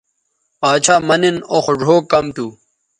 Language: Bateri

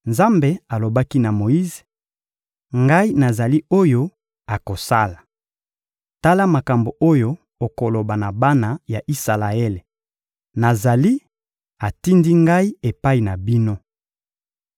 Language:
Lingala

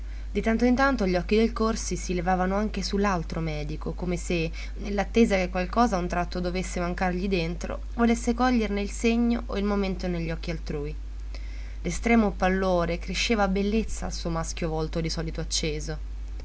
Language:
Italian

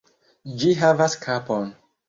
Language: Esperanto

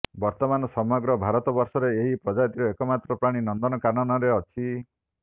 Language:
Odia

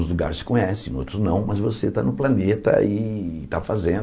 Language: Portuguese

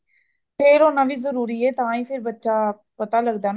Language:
Punjabi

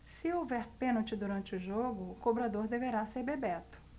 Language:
Portuguese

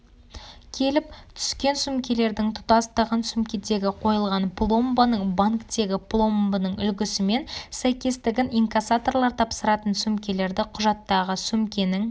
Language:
Kazakh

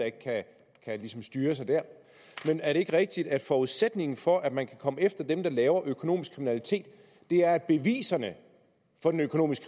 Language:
Danish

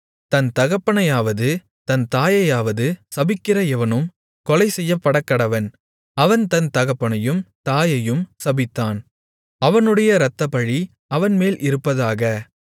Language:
Tamil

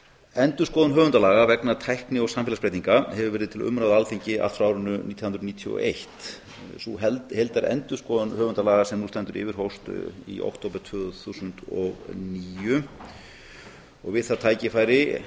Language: Icelandic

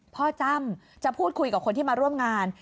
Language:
Thai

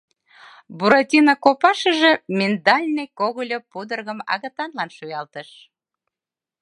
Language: Mari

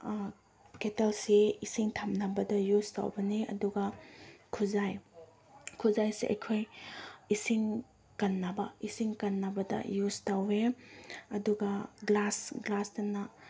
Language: Manipuri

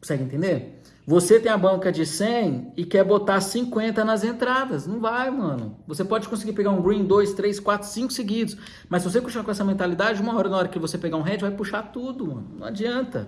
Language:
Portuguese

